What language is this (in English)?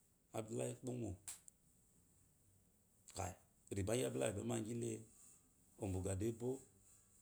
Eloyi